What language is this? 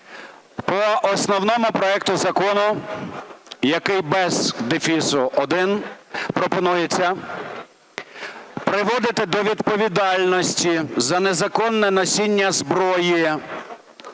Ukrainian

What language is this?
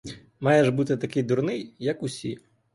Ukrainian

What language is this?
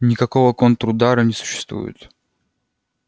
Russian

